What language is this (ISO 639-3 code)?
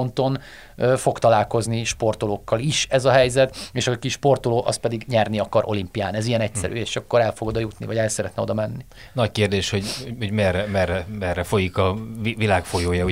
hun